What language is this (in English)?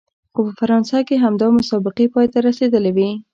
Pashto